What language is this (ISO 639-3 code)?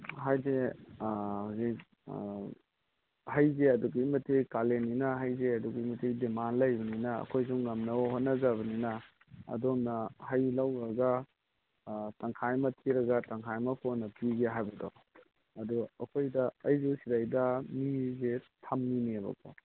mni